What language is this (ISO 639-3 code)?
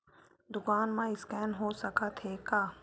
hne